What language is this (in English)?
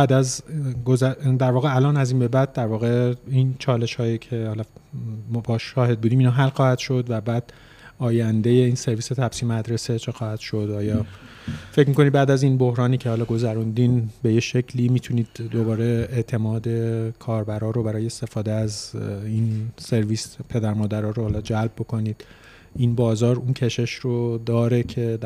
Persian